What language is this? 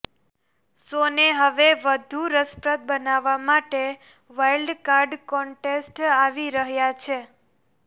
Gujarati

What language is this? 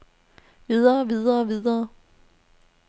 Danish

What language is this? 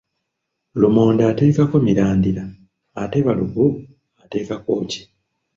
Ganda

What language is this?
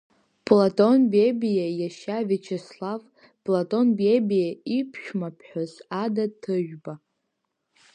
Abkhazian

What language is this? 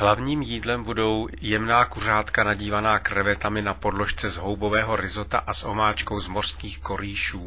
Czech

